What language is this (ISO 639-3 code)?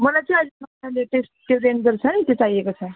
nep